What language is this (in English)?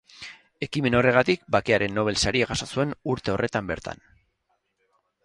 Basque